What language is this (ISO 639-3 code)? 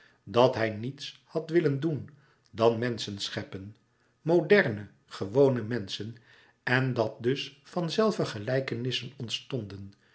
nld